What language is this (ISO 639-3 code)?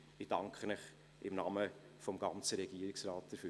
gsw